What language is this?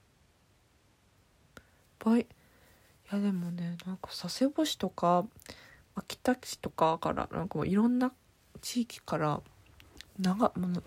Japanese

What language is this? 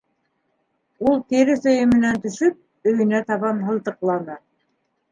Bashkir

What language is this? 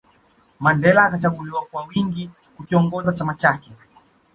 Swahili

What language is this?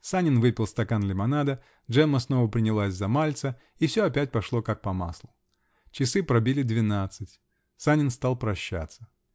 Russian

